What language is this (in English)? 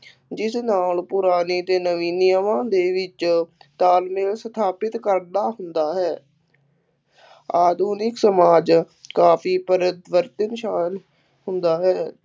Punjabi